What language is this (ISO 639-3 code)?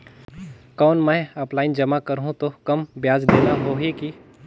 hne